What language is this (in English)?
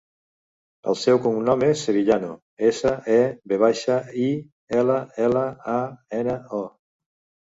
Catalan